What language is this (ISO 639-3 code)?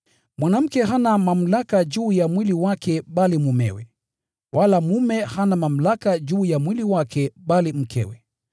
swa